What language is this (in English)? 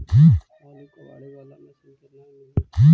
Magahi